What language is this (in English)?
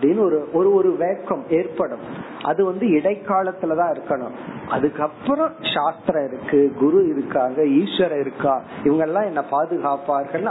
Tamil